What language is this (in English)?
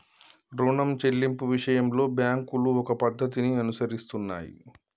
Telugu